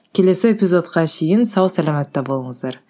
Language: Kazakh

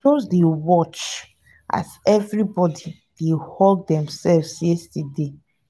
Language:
Nigerian Pidgin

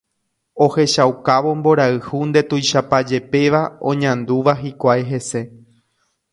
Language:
Guarani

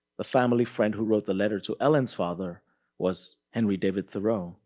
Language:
English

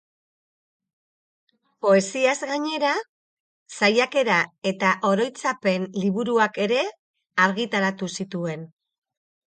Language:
Basque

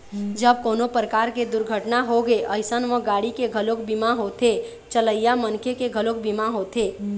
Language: Chhattisgarhi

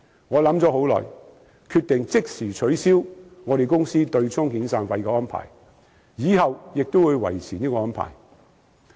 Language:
Cantonese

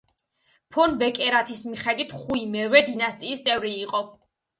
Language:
Georgian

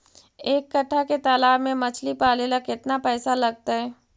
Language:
Magahi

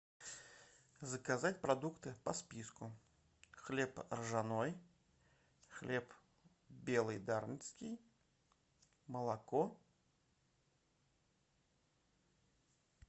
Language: Russian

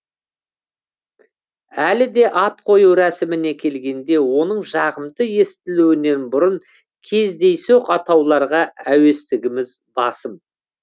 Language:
Kazakh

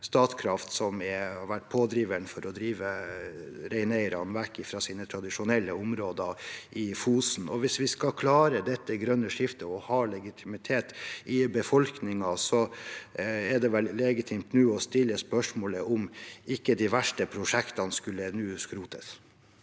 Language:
Norwegian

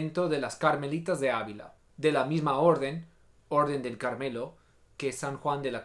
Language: Spanish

